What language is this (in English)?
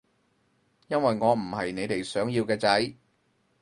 Cantonese